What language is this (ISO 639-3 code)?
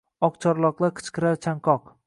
uzb